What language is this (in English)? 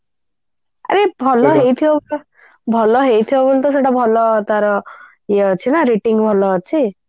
Odia